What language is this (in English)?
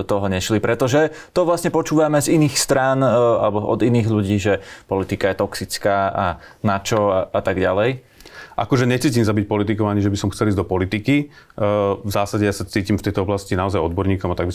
Slovak